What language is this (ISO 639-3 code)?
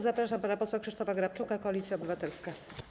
pol